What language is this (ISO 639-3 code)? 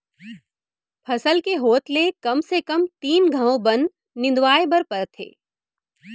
hne